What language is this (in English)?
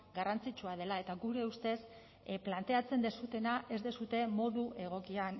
Basque